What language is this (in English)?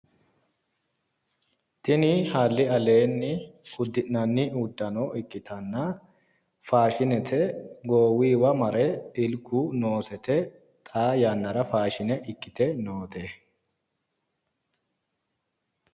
Sidamo